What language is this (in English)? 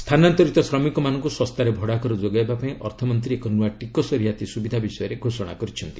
Odia